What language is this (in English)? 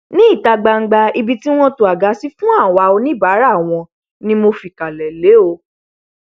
Yoruba